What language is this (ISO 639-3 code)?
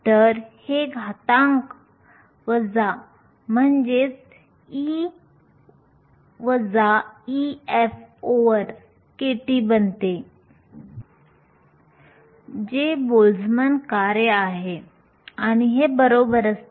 mar